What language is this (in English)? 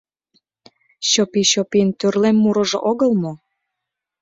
Mari